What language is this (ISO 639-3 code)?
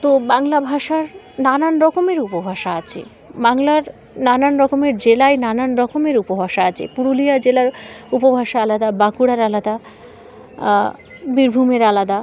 ben